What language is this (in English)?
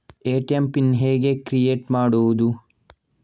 Kannada